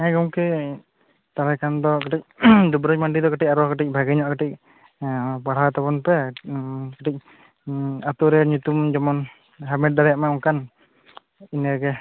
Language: Santali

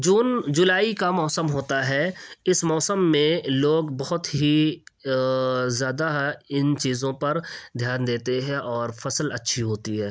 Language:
Urdu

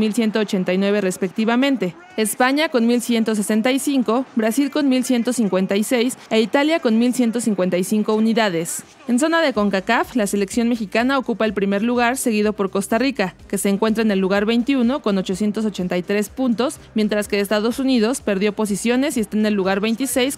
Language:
Spanish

